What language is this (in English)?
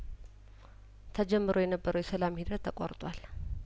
Amharic